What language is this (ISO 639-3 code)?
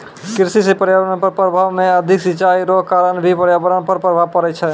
mai